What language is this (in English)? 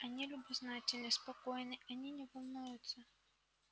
Russian